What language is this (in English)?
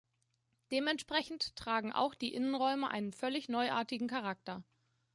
German